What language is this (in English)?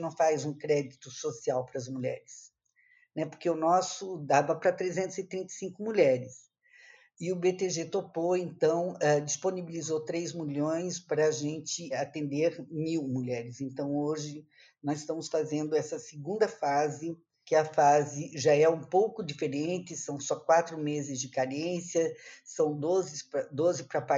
Portuguese